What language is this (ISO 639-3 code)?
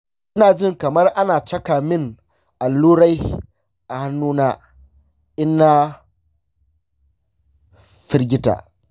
hau